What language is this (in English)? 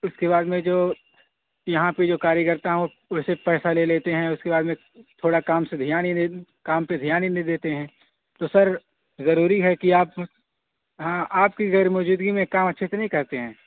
Urdu